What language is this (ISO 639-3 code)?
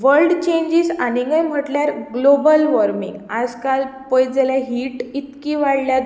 kok